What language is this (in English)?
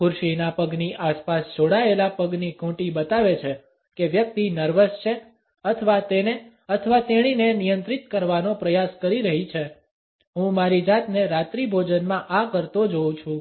Gujarati